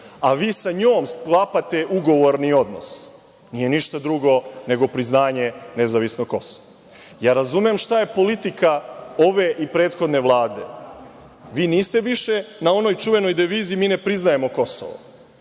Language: Serbian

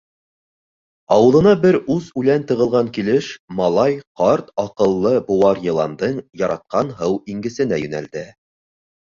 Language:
Bashkir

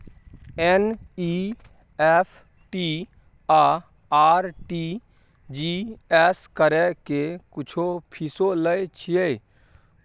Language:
Maithili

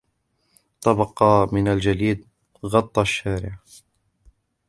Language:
Arabic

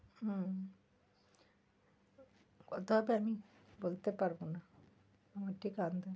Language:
Bangla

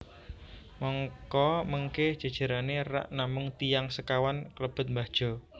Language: Javanese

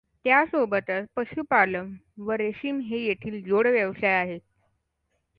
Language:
Marathi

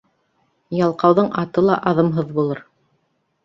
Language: Bashkir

